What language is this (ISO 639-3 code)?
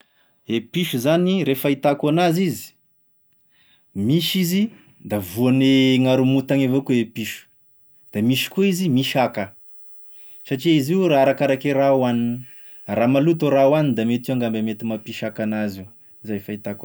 tkg